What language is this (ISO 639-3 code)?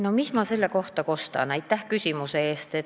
est